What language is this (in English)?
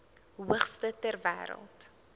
Afrikaans